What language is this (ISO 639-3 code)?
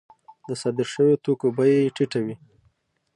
pus